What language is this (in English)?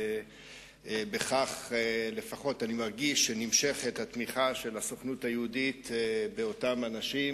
Hebrew